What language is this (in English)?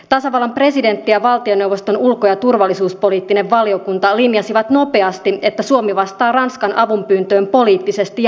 Finnish